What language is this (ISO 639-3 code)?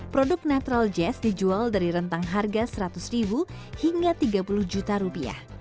ind